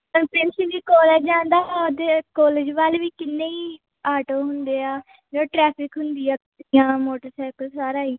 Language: Punjabi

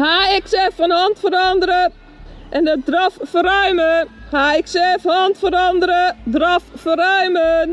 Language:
Dutch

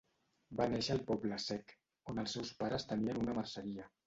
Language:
Catalan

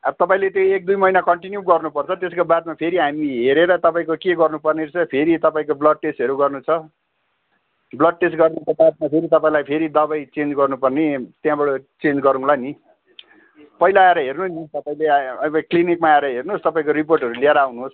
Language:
Nepali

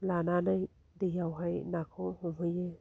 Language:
Bodo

